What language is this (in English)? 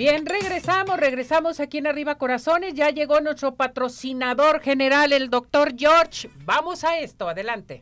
Spanish